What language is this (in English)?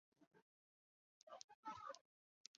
Chinese